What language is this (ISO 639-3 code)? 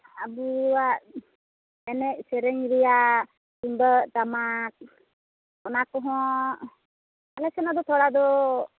sat